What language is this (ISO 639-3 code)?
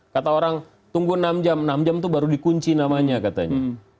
ind